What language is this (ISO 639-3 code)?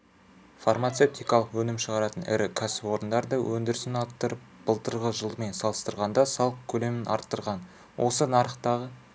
kaz